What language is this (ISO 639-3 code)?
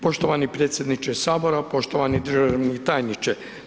hrv